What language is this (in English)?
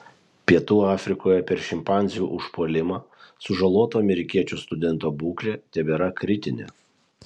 Lithuanian